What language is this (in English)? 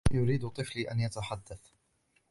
Arabic